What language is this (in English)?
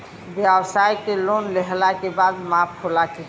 Bhojpuri